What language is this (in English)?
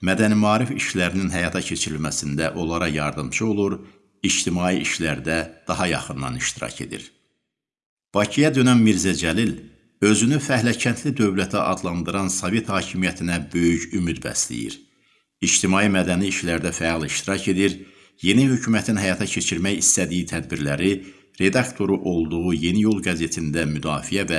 Turkish